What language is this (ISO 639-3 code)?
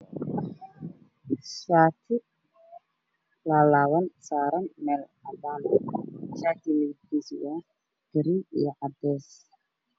som